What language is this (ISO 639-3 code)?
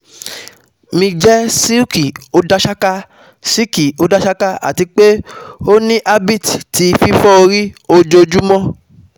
yor